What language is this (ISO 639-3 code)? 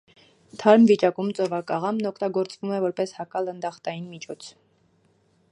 hye